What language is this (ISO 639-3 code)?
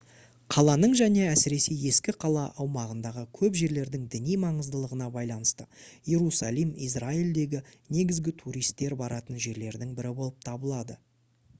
kaz